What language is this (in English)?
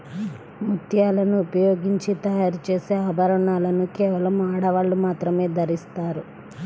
Telugu